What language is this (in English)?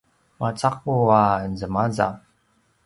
Paiwan